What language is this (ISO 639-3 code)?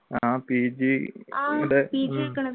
mal